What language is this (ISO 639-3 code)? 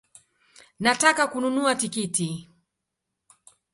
swa